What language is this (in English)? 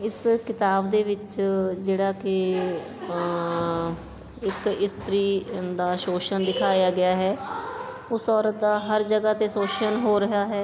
Punjabi